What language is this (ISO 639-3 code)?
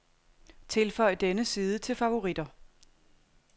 dan